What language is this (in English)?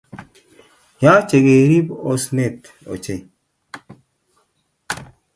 Kalenjin